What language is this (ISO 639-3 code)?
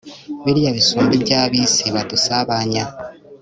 kin